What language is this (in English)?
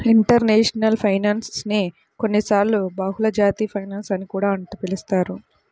Telugu